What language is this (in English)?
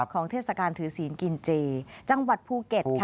Thai